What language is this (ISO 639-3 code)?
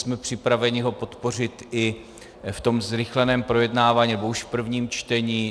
ces